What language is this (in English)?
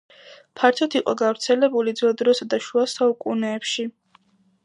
Georgian